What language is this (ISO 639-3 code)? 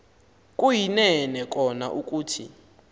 xho